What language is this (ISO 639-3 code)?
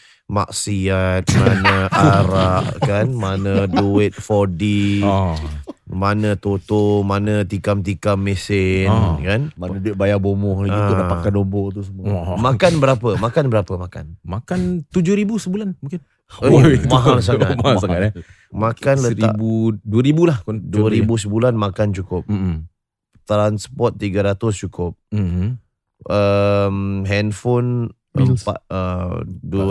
msa